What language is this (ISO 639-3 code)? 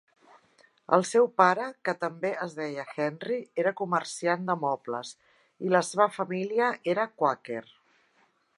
cat